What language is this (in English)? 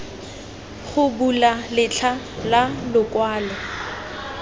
Tswana